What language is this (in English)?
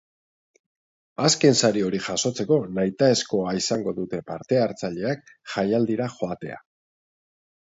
Basque